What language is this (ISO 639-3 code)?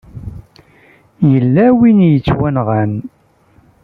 kab